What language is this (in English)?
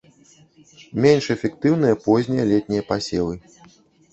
Belarusian